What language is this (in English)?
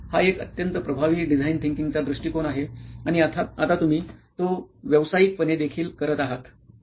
Marathi